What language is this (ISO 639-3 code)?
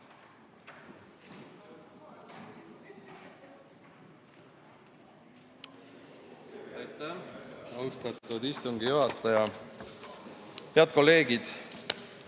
est